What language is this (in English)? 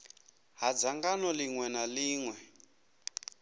Venda